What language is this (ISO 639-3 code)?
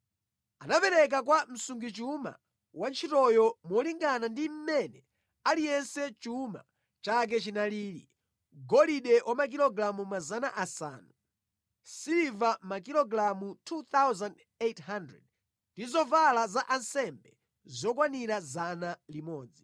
nya